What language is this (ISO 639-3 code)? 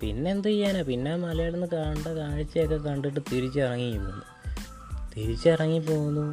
mal